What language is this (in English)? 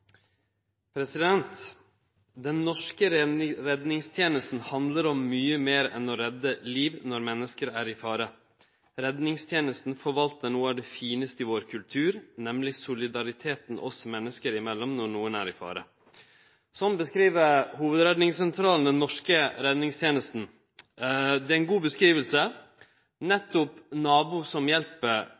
Norwegian Nynorsk